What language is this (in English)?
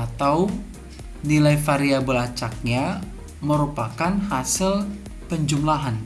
Indonesian